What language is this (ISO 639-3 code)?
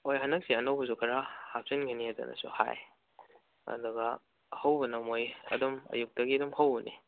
mni